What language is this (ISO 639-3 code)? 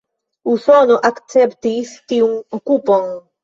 epo